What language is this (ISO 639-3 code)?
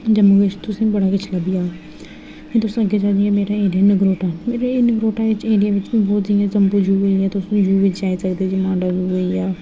doi